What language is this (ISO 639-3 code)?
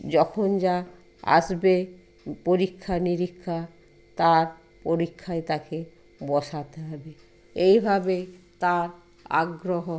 ben